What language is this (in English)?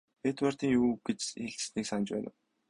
Mongolian